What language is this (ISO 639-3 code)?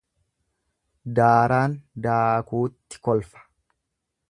orm